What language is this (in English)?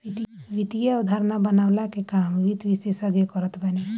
Bhojpuri